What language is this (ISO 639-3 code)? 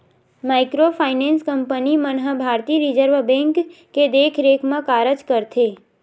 hne